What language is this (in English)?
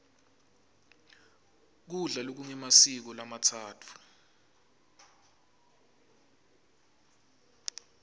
Swati